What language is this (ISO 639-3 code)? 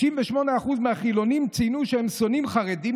heb